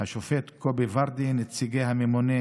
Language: Hebrew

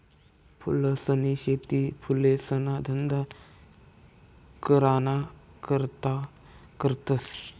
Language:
Marathi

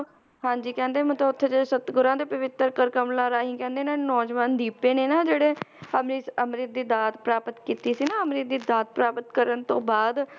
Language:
Punjabi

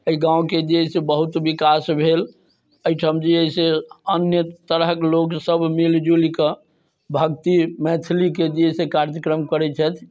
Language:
Maithili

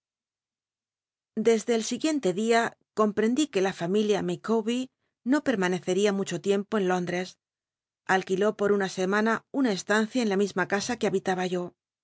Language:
Spanish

